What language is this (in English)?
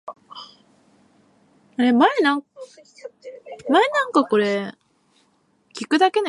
Japanese